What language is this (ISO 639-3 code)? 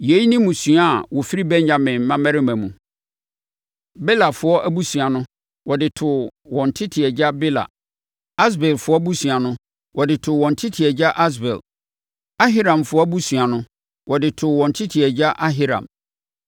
aka